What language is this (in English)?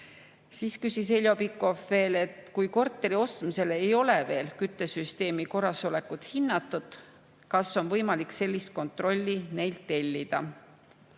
Estonian